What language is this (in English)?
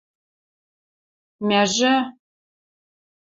Western Mari